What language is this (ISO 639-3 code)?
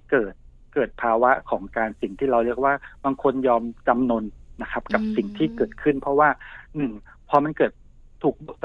tha